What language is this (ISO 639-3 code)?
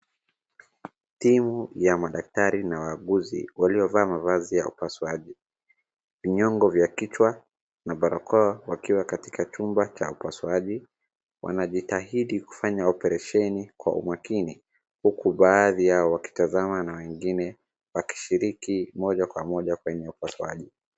swa